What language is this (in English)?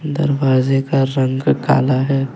Hindi